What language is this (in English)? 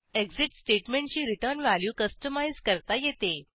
Marathi